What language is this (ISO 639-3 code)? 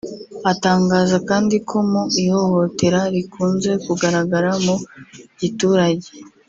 kin